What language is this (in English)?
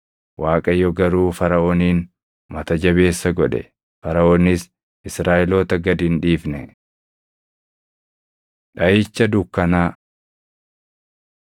Oromo